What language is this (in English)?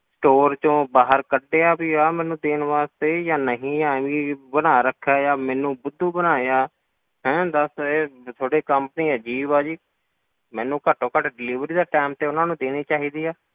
Punjabi